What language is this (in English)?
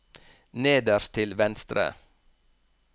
Norwegian